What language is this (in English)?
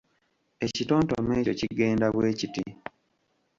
Ganda